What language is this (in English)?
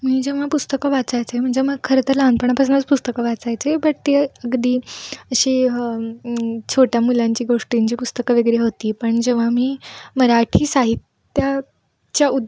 Marathi